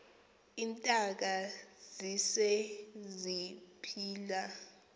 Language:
Xhosa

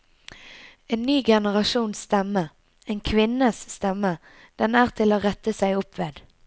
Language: Norwegian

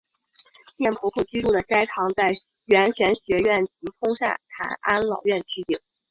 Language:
Chinese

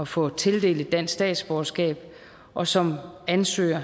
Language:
Danish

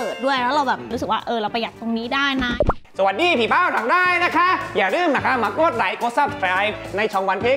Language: Thai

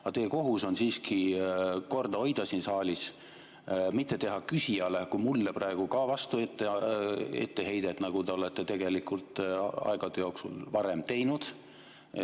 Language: Estonian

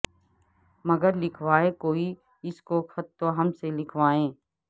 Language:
Urdu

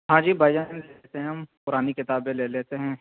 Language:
Urdu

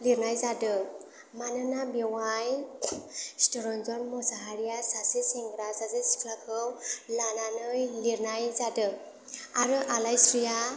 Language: Bodo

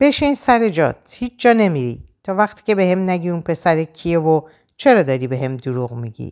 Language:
Persian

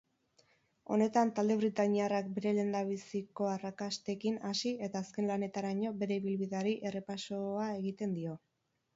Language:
Basque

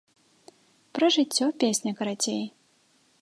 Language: Belarusian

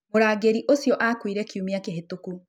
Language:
Kikuyu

